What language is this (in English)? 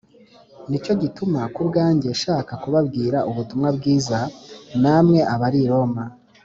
Kinyarwanda